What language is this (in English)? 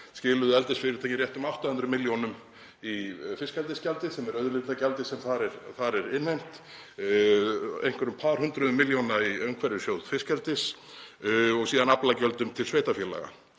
Icelandic